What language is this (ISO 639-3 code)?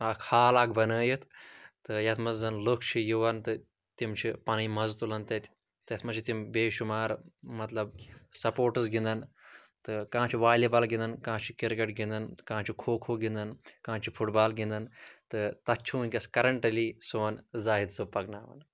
kas